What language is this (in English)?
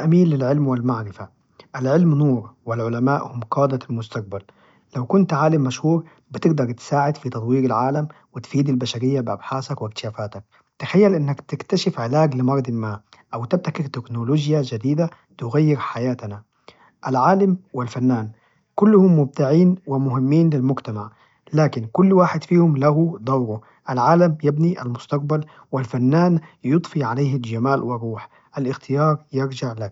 Najdi Arabic